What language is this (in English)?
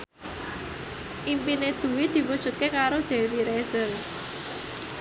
Javanese